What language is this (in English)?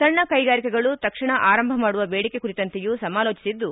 Kannada